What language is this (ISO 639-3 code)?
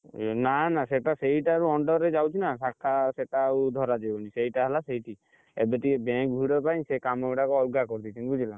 ori